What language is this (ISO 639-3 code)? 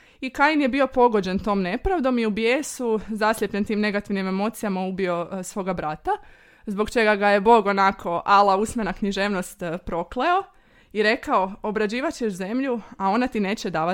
hrv